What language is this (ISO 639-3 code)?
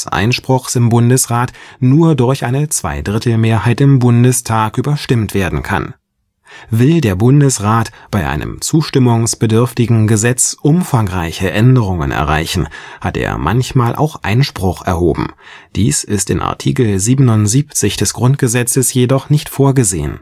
deu